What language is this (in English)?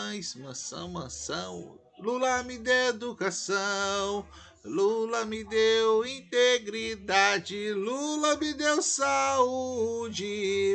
Portuguese